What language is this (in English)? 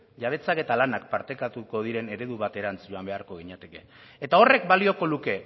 Basque